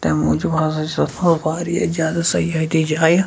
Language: Kashmiri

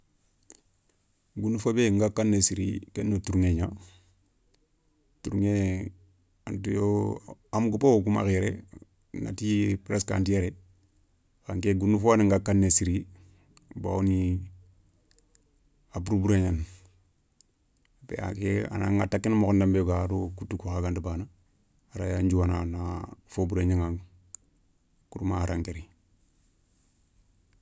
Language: Soninke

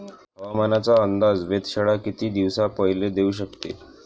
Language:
Marathi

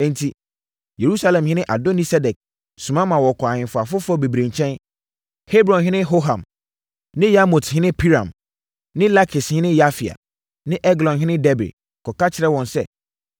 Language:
Akan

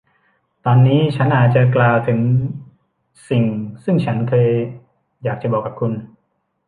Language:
Thai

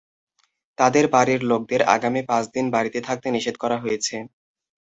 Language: Bangla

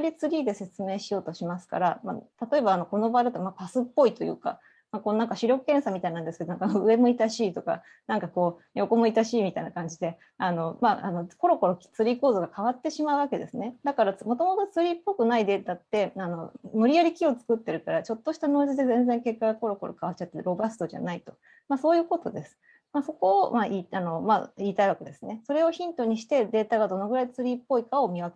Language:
Japanese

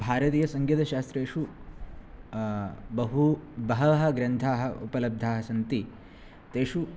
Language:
Sanskrit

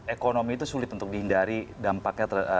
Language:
Indonesian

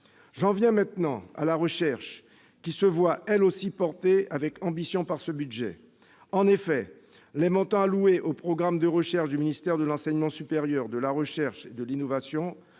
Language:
French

